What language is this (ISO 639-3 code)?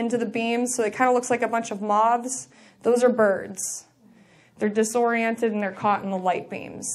eng